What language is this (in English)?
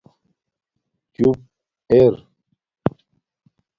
Domaaki